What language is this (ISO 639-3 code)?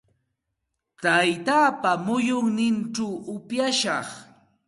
qxt